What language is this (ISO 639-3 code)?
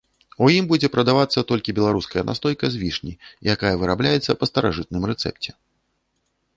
bel